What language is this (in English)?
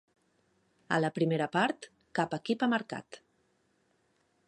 Catalan